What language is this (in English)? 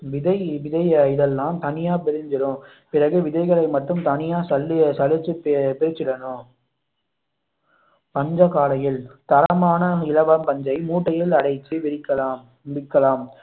Tamil